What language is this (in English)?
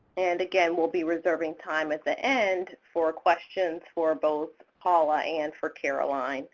English